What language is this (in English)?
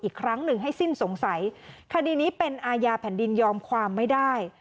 Thai